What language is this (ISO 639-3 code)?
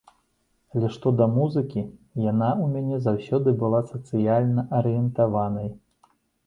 bel